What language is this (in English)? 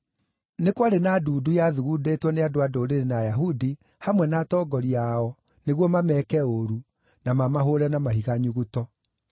Kikuyu